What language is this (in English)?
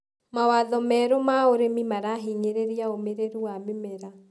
Kikuyu